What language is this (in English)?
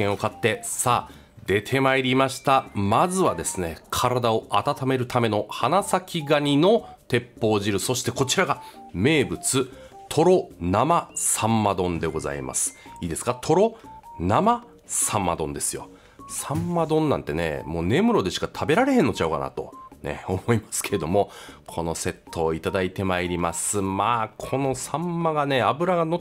Japanese